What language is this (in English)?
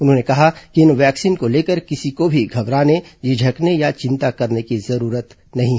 Hindi